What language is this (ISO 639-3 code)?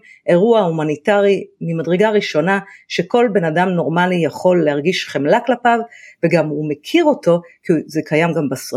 heb